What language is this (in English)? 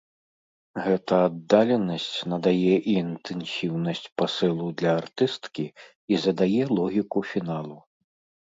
Belarusian